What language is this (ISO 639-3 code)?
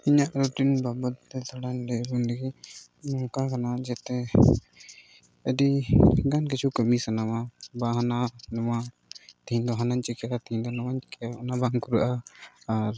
sat